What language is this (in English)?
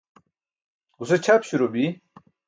Burushaski